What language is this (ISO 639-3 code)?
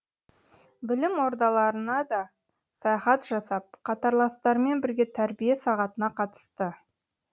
kaz